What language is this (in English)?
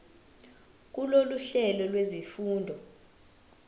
Zulu